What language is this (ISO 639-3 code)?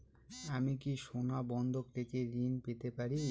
ben